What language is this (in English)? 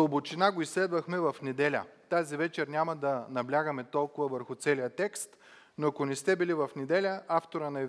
Bulgarian